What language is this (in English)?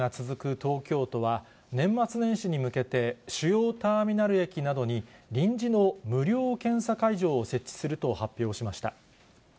Japanese